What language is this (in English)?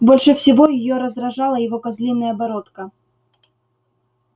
Russian